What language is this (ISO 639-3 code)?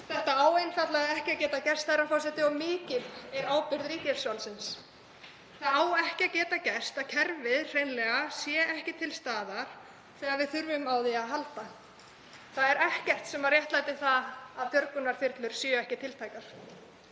isl